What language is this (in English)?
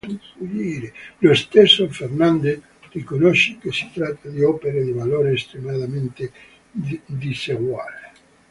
Italian